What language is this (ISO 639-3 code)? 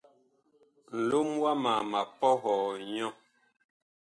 bkh